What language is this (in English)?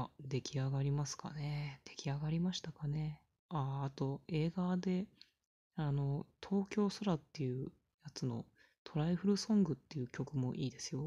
Japanese